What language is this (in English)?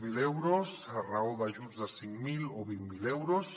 Catalan